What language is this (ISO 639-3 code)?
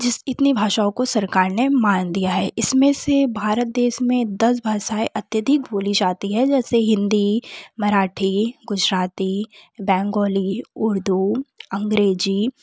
hin